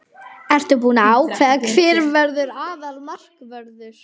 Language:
Icelandic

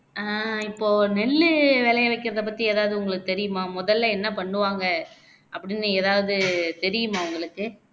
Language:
Tamil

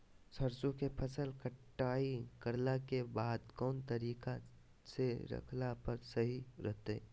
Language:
Magahi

